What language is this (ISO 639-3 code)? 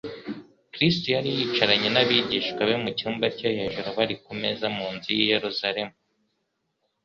kin